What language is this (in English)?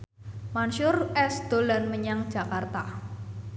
Javanese